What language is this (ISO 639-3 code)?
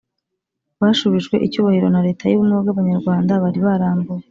kin